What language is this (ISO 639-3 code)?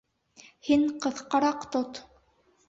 bak